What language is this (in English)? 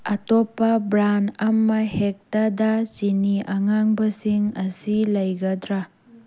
Manipuri